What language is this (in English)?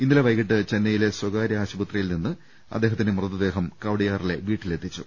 Malayalam